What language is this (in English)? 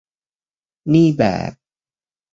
Thai